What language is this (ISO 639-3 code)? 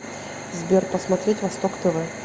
rus